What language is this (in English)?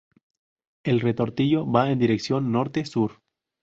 Spanish